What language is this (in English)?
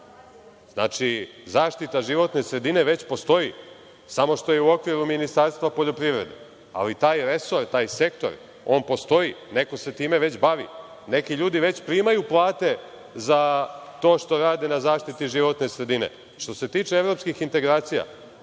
Serbian